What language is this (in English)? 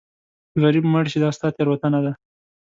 Pashto